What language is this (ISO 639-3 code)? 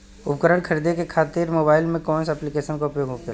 bho